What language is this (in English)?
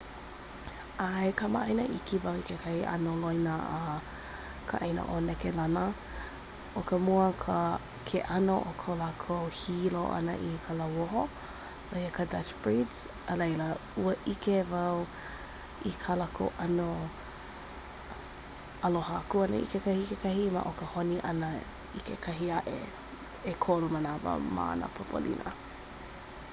Hawaiian